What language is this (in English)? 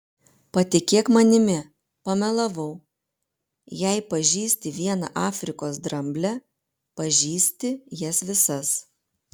Lithuanian